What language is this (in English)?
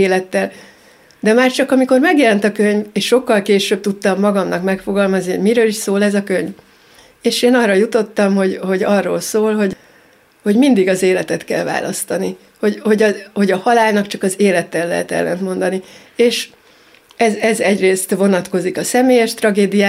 Hungarian